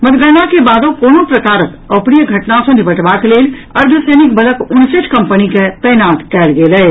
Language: Maithili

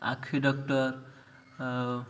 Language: Odia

